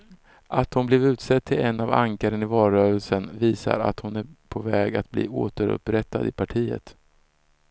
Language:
Swedish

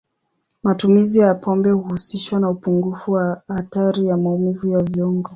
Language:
Swahili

